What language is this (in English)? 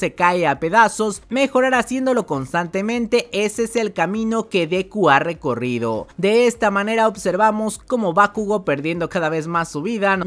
Spanish